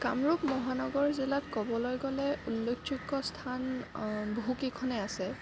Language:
Assamese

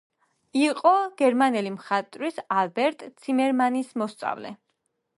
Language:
Georgian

